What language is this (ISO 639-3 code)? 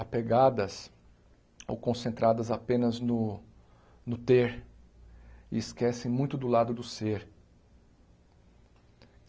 por